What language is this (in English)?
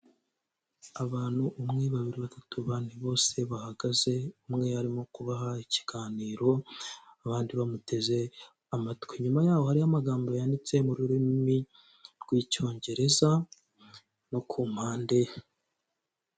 Kinyarwanda